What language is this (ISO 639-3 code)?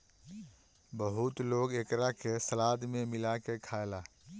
bho